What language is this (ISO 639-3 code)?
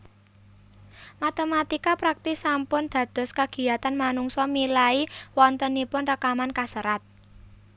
jav